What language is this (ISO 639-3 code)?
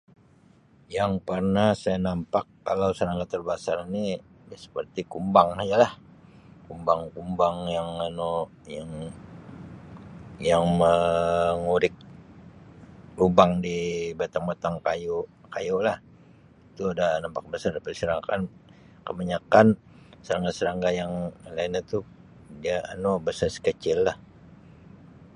msi